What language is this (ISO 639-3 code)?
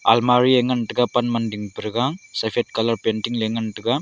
nnp